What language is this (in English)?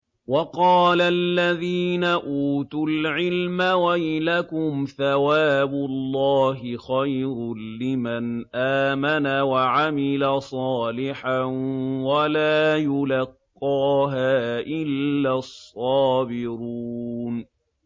Arabic